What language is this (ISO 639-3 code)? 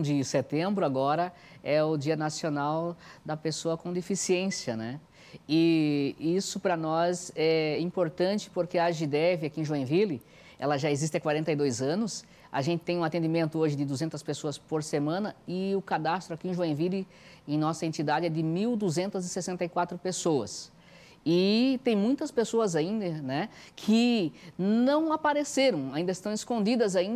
por